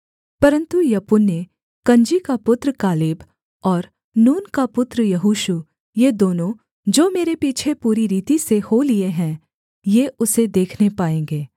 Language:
Hindi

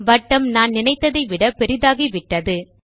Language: Tamil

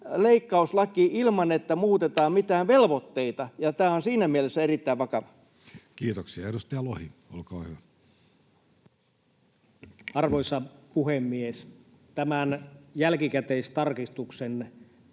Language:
Finnish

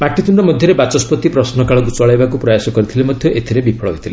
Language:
Odia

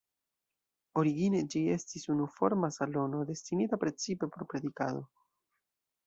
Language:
Esperanto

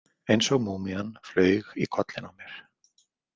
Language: Icelandic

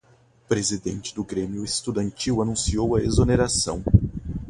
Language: Portuguese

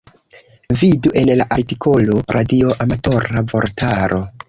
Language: Esperanto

